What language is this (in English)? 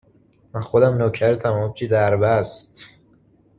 Persian